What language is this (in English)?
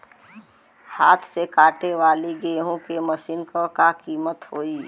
Bhojpuri